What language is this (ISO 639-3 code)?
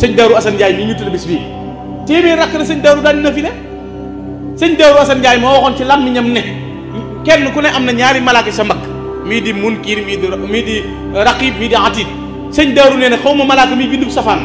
ind